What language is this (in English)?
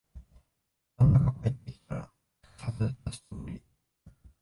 Japanese